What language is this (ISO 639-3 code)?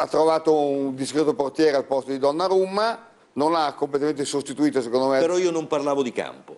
ita